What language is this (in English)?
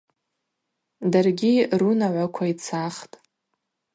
Abaza